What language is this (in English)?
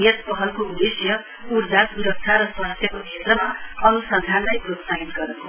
Nepali